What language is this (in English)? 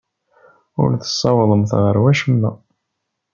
Kabyle